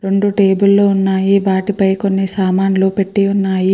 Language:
Telugu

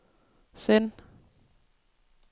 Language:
Danish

